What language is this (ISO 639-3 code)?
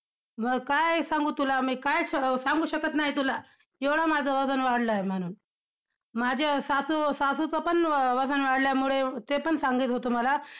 mar